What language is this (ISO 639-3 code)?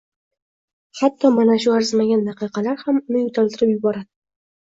uzb